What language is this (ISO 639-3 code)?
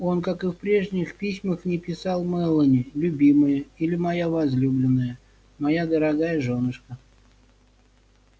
rus